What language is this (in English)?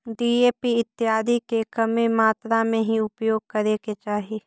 Magahi